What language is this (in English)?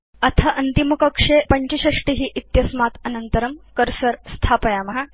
Sanskrit